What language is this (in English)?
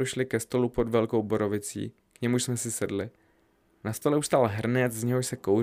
Czech